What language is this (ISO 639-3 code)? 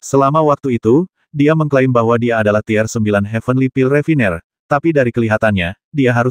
ind